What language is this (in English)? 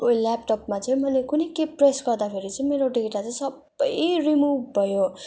Nepali